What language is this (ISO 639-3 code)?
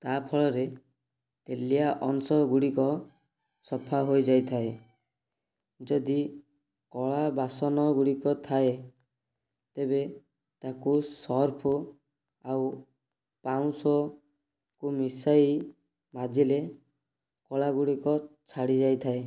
ori